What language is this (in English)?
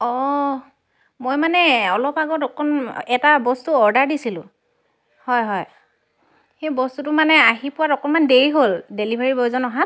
Assamese